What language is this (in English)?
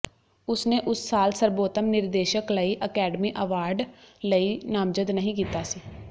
Punjabi